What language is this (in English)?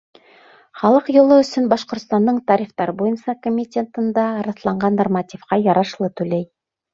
Bashkir